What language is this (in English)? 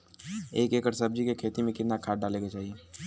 Bhojpuri